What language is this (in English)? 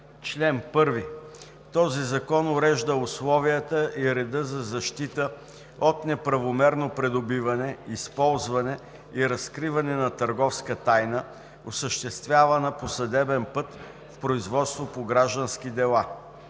Bulgarian